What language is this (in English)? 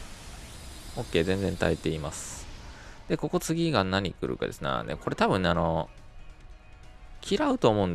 Japanese